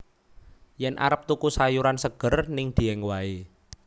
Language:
Javanese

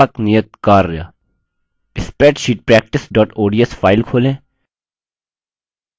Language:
Hindi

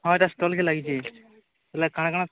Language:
Odia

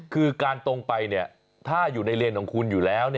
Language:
Thai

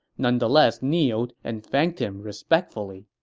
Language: English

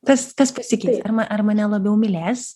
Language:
Lithuanian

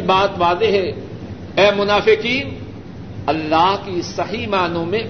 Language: Urdu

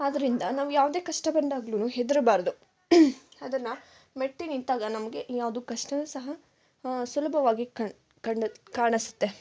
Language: Kannada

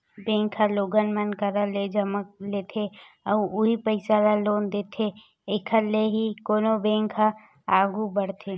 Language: Chhattisgarhi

